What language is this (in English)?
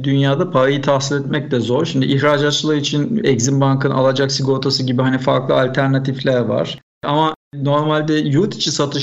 Turkish